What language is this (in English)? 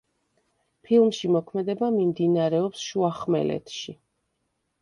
Georgian